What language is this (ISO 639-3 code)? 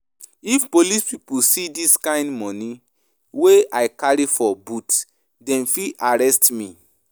pcm